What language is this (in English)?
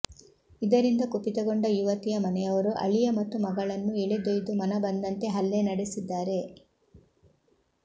Kannada